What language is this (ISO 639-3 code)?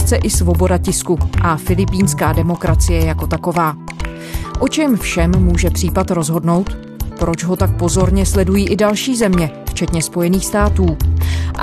ces